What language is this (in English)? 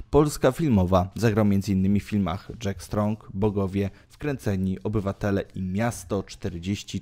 Polish